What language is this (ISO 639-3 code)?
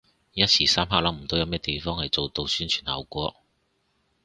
yue